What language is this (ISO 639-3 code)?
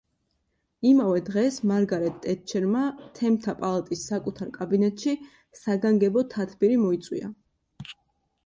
kat